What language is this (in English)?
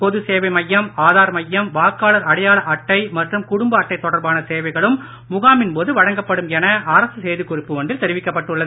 Tamil